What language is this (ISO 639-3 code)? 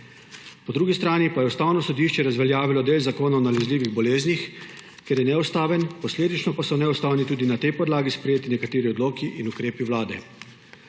slv